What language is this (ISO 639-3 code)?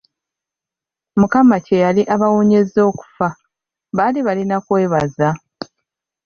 lug